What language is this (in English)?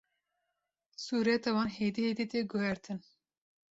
Kurdish